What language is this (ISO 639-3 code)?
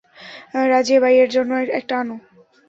ben